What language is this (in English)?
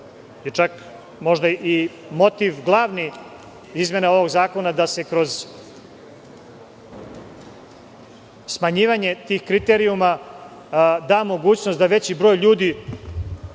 Serbian